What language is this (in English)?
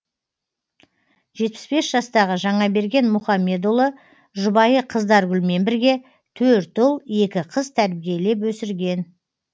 Kazakh